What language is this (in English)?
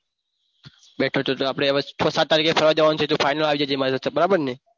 Gujarati